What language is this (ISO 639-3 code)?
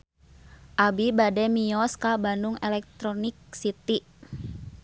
sun